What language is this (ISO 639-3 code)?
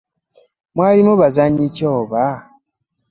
lug